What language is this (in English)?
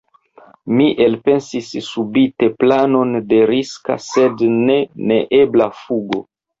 Esperanto